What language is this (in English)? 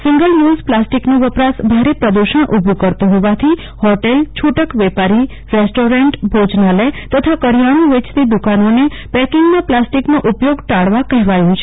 Gujarati